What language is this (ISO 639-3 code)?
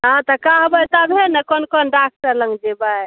mai